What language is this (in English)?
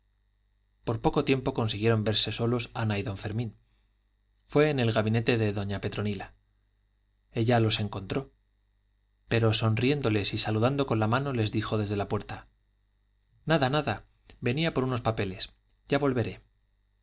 Spanish